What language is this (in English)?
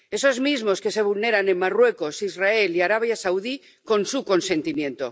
Spanish